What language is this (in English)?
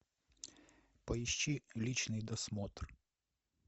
Russian